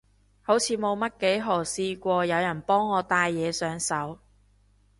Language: Cantonese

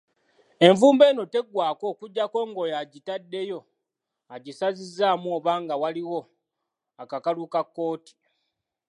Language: Ganda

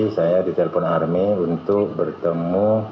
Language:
Indonesian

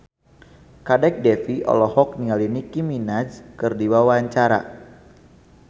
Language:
Sundanese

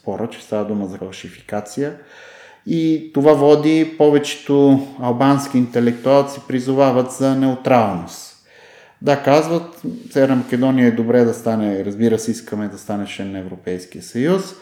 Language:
Bulgarian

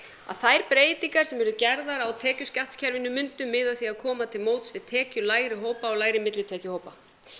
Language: Icelandic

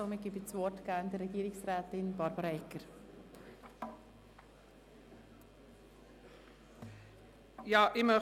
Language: Swiss German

